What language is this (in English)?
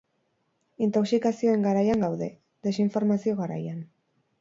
Basque